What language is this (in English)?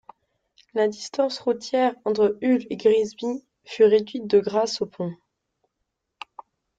French